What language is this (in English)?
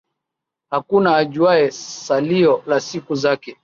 Swahili